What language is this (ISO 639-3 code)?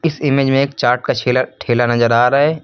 hin